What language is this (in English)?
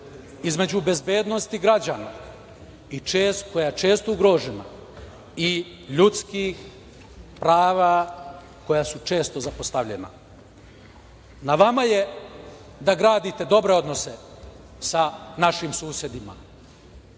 Serbian